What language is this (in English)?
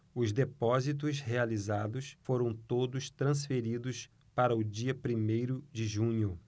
Portuguese